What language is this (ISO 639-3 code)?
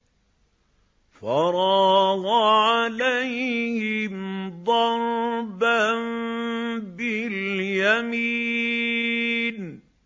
ara